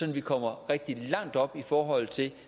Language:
Danish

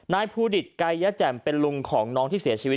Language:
Thai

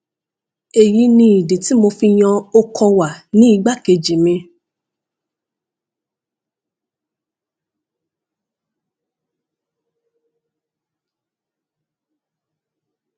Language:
Yoruba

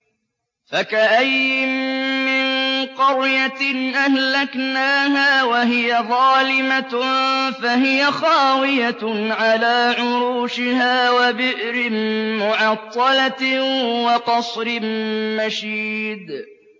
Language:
Arabic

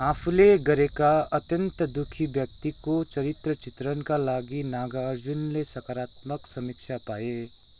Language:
Nepali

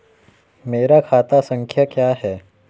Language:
Hindi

